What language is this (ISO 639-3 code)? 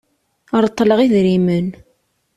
kab